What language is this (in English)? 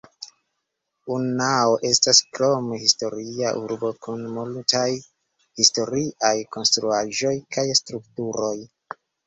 Esperanto